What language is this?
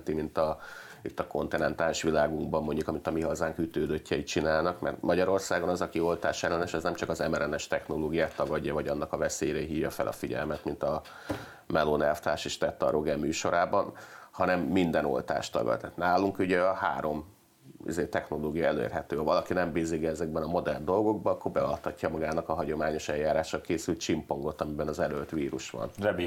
Hungarian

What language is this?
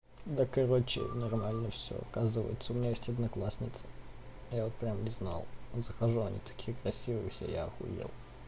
Russian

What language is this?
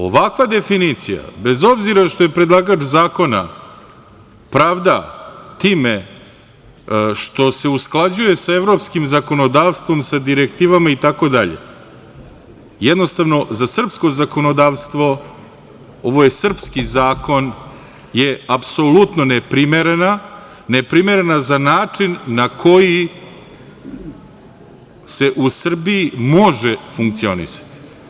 Serbian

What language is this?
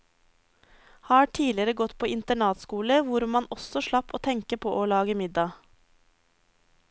Norwegian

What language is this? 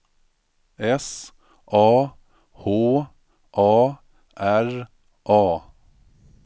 Swedish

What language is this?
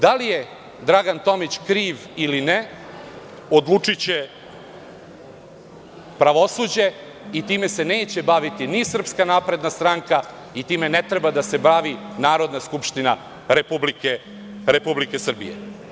Serbian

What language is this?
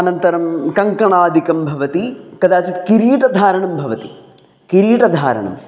Sanskrit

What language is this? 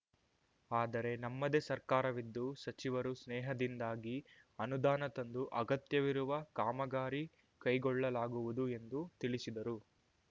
Kannada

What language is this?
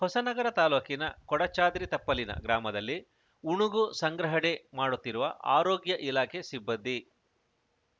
Kannada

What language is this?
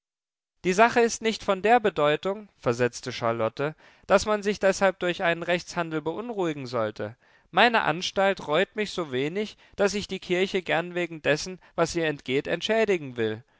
German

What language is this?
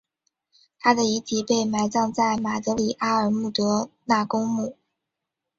Chinese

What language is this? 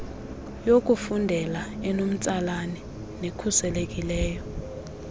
Xhosa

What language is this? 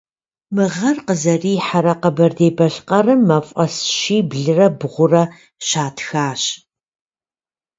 Kabardian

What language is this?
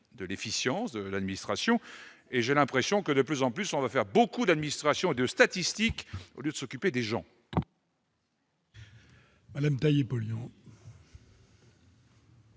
French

